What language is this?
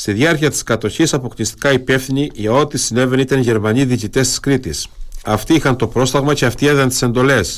Greek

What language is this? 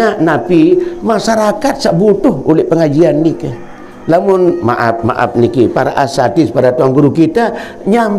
Malay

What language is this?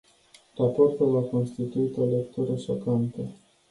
Romanian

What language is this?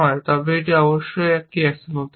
Bangla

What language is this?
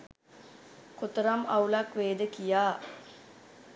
Sinhala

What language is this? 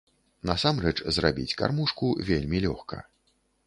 Belarusian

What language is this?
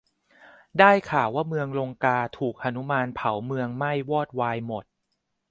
Thai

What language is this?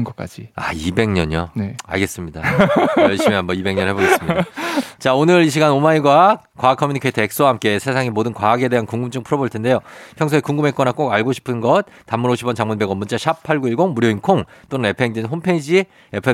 Korean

